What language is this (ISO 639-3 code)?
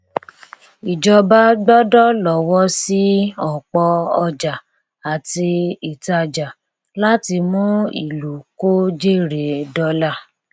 yor